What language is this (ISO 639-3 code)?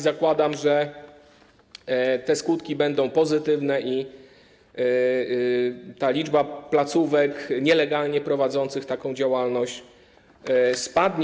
pol